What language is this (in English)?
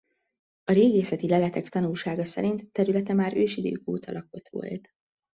Hungarian